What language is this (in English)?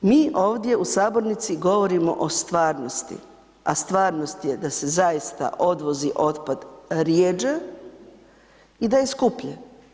Croatian